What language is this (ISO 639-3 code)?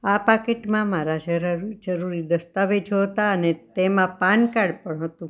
guj